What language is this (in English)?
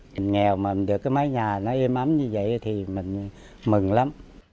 Vietnamese